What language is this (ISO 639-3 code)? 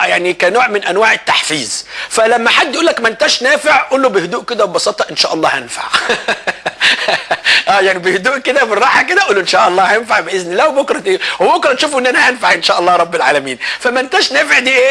ara